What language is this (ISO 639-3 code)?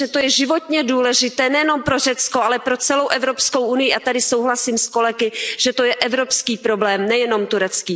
ces